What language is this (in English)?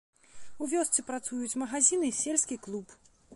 Belarusian